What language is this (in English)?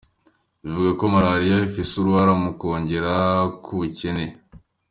Kinyarwanda